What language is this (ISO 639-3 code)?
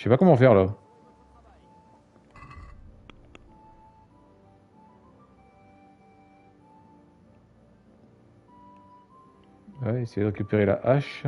fra